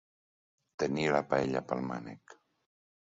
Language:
Catalan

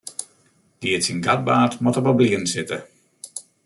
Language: Western Frisian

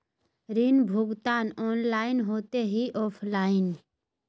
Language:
Magahi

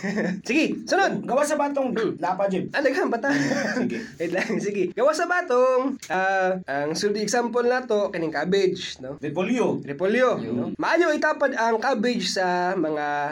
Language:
Filipino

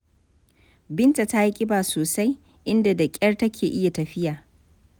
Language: Hausa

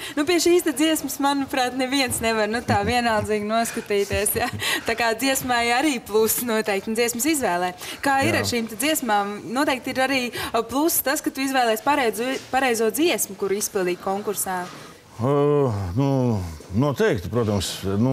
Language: Latvian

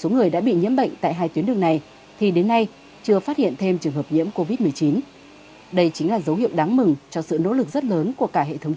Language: Vietnamese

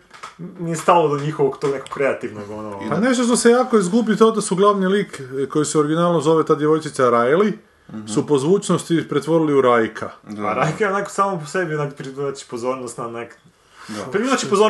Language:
Croatian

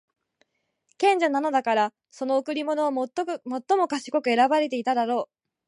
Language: Japanese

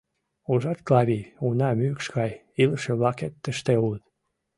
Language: Mari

